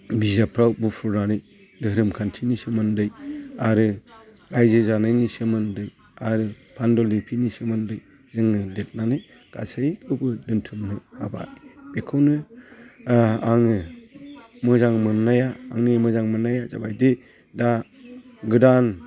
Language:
Bodo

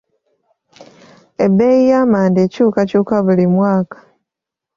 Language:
Ganda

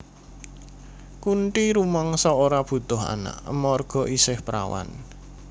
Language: Javanese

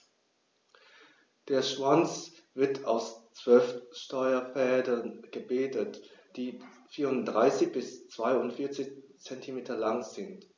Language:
German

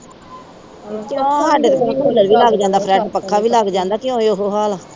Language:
Punjabi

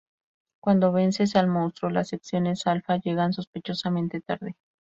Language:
Spanish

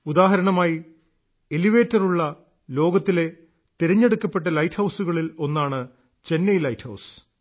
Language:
Malayalam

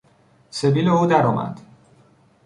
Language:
Persian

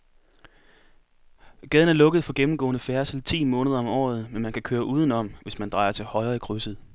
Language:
Danish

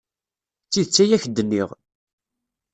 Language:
Kabyle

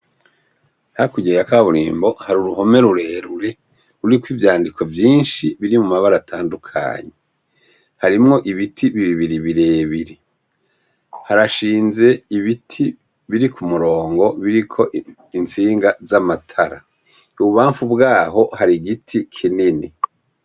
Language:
Rundi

